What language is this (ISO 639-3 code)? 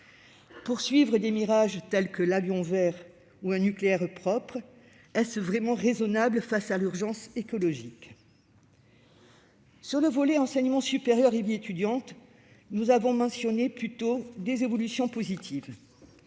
fra